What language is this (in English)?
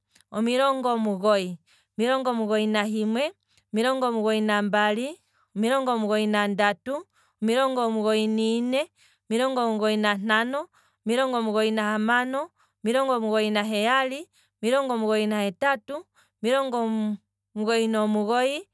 Kwambi